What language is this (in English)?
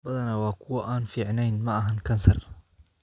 Somali